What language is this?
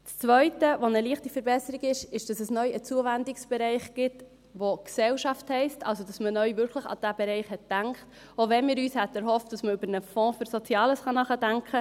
Swiss German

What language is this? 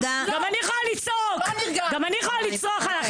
Hebrew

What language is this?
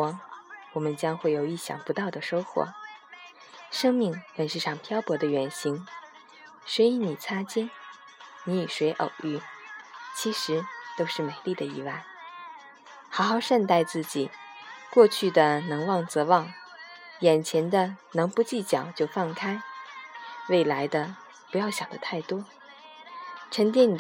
Chinese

